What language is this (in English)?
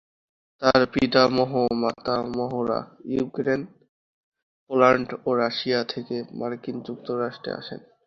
Bangla